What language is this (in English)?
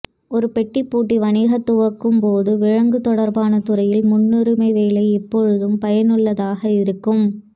Tamil